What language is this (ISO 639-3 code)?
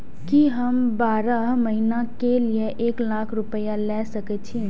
mai